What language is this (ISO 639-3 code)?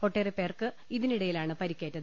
mal